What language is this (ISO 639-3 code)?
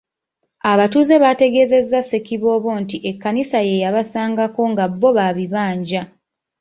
lug